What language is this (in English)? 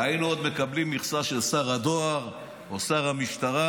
Hebrew